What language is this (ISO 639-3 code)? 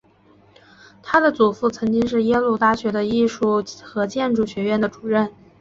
zho